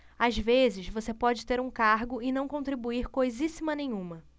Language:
Portuguese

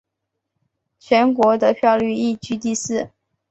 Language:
Chinese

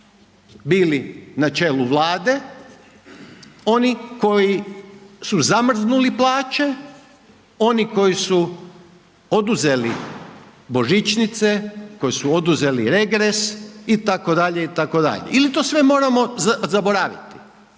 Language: Croatian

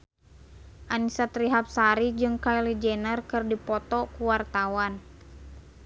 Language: Sundanese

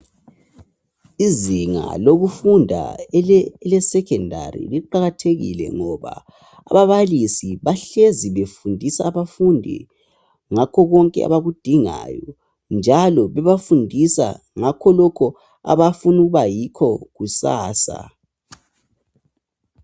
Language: North Ndebele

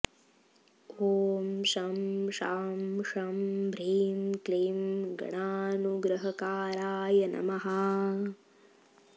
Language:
Sanskrit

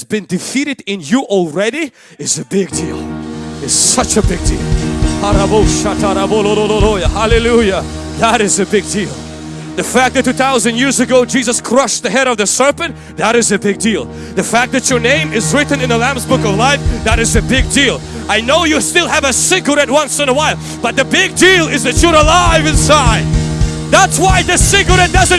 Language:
English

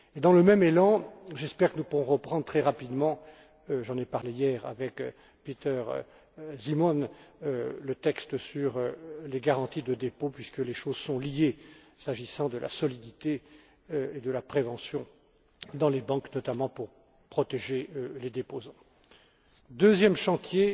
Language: French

